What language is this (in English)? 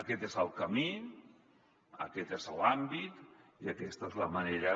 Catalan